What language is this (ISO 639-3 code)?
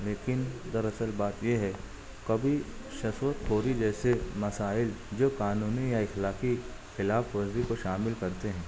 urd